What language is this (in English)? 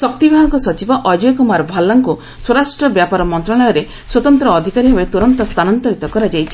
Odia